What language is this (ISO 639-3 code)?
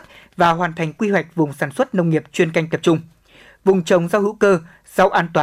vie